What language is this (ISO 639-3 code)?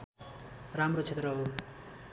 nep